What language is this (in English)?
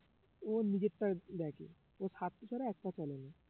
Bangla